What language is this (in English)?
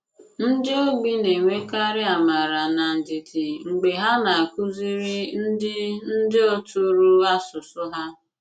Igbo